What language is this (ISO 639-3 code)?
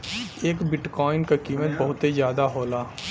bho